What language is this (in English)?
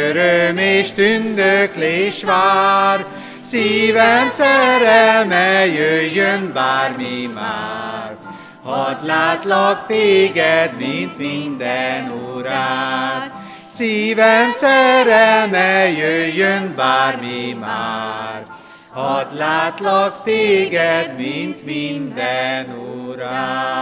Hungarian